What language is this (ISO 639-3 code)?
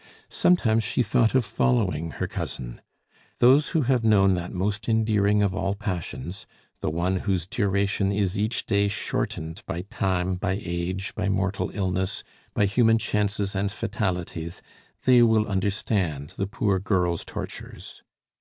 eng